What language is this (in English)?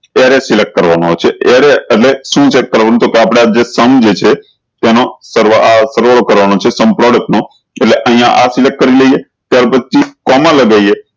Gujarati